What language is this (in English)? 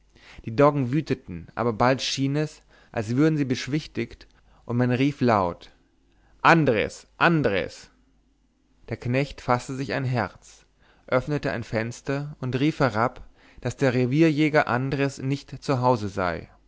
German